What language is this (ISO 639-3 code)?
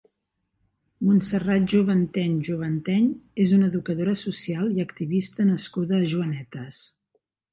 cat